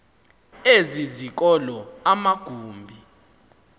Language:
Xhosa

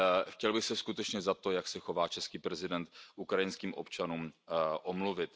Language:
Czech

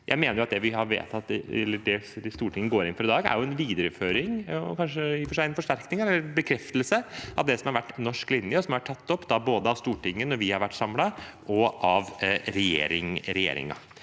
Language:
Norwegian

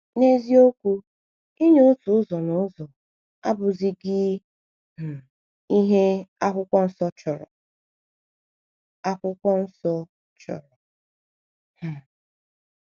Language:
Igbo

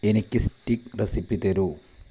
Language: Malayalam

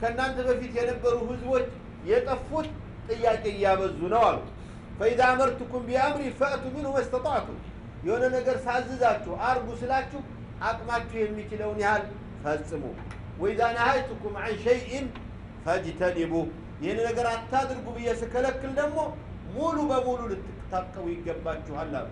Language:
Arabic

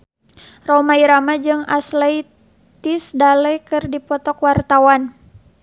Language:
Sundanese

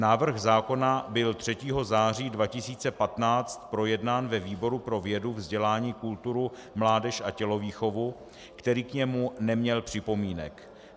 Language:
Czech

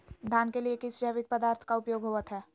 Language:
Magahi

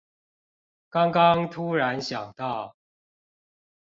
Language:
Chinese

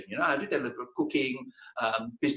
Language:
Indonesian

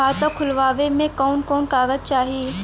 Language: Bhojpuri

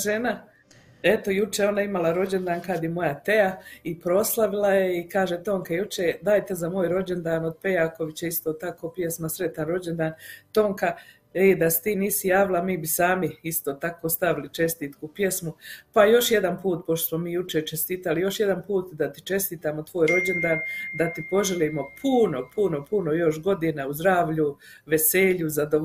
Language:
Croatian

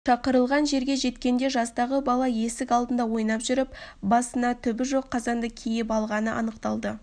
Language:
Kazakh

